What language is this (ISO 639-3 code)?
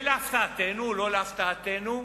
heb